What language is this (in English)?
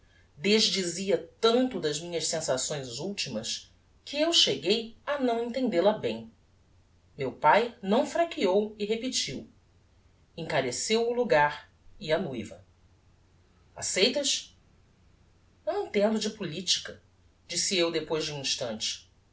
Portuguese